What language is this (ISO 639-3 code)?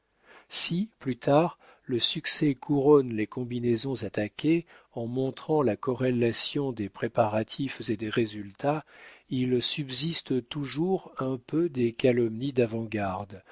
fra